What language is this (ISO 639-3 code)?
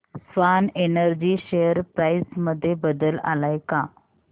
mar